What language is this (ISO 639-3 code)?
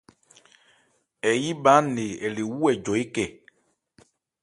ebr